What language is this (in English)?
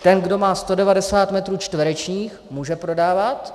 Czech